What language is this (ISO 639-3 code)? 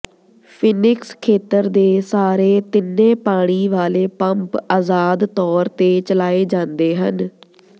pan